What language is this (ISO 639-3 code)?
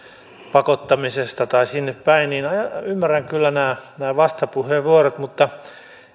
fin